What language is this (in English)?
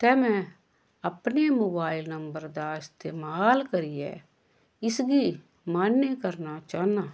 Dogri